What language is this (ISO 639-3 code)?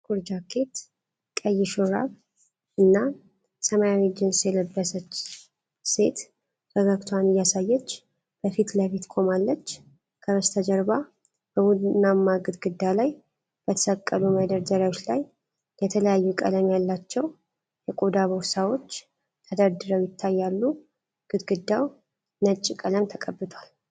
amh